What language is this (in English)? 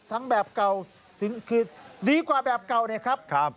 Thai